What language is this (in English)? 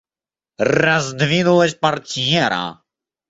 Russian